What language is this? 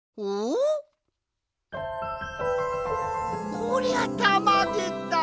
Japanese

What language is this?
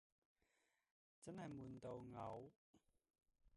Cantonese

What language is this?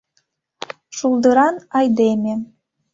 Mari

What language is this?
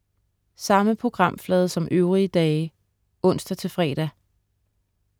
Danish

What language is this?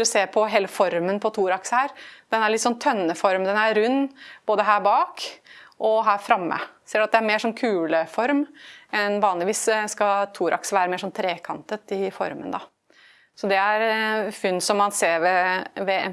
Norwegian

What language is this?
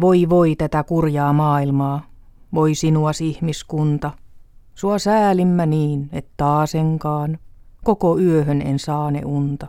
Finnish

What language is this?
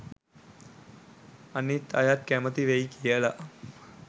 Sinhala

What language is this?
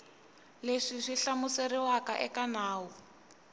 Tsonga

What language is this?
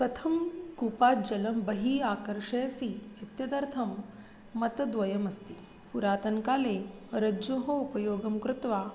Sanskrit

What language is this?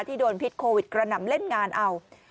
Thai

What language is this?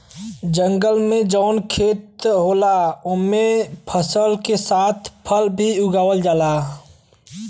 Bhojpuri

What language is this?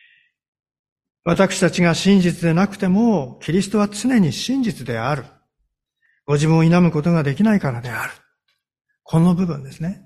Japanese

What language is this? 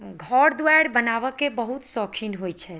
Maithili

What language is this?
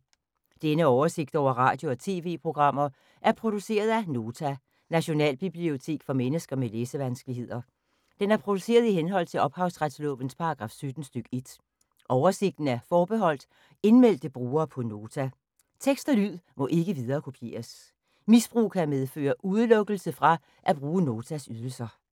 Danish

